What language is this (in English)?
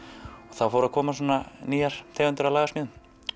Icelandic